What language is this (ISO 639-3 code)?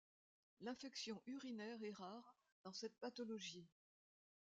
fra